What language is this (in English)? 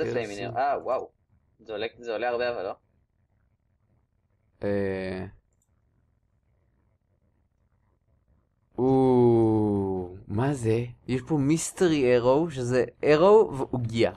Hebrew